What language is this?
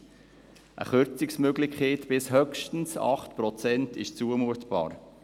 Swiss German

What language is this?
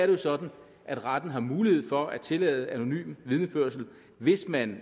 Danish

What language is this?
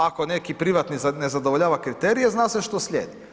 Croatian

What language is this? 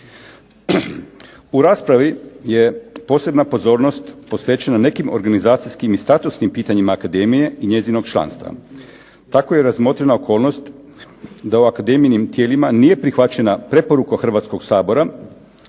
Croatian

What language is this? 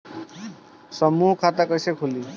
Bhojpuri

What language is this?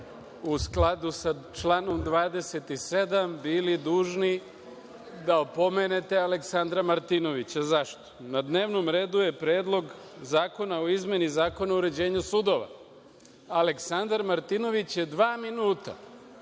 Serbian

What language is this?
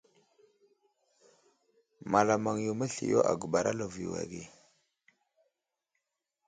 Wuzlam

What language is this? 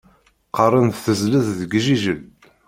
Kabyle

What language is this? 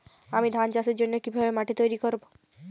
Bangla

